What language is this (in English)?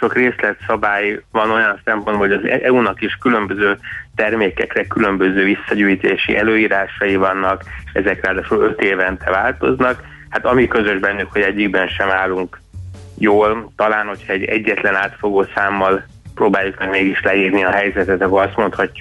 Hungarian